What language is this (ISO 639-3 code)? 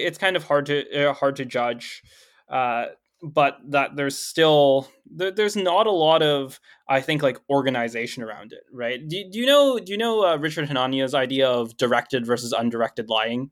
eng